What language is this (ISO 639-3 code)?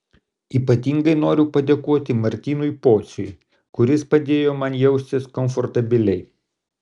lit